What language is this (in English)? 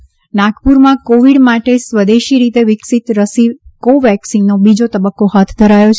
Gujarati